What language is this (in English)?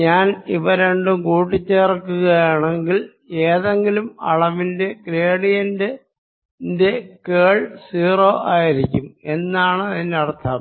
Malayalam